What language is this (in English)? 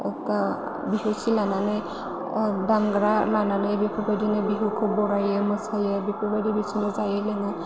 Bodo